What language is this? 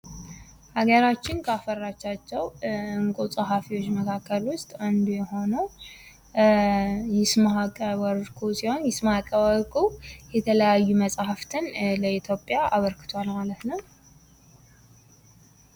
Amharic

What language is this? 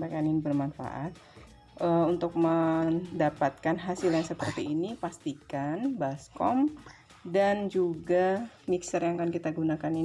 Indonesian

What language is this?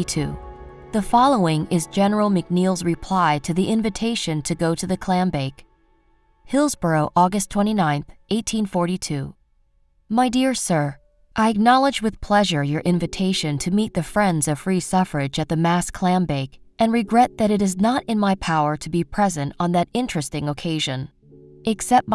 English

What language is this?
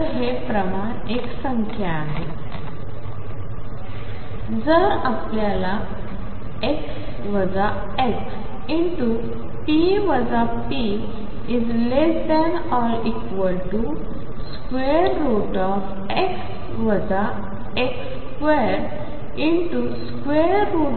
Marathi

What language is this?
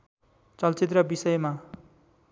Nepali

